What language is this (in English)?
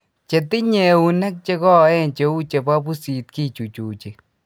Kalenjin